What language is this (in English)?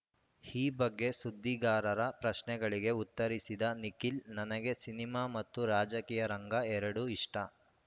Kannada